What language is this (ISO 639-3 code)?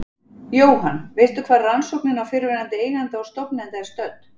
isl